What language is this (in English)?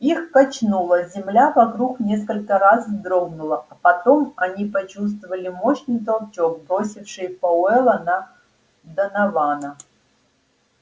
Russian